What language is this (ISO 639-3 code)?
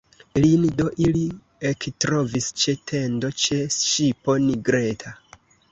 epo